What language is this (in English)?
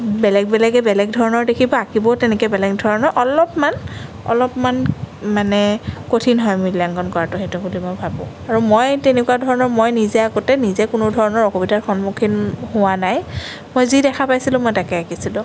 Assamese